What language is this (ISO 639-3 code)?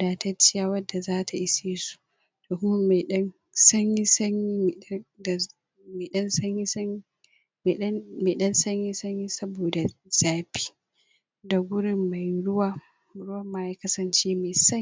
hau